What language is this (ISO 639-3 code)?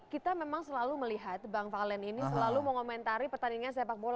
ind